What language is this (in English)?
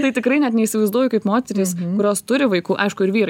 Lithuanian